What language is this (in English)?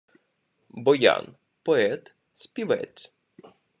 Ukrainian